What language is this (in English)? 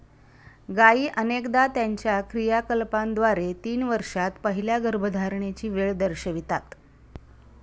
Marathi